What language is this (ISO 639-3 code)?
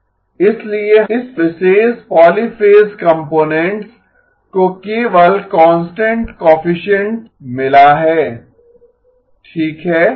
hin